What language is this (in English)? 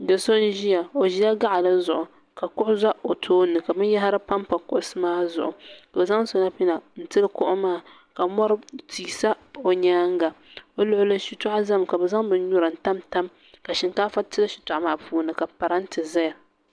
Dagbani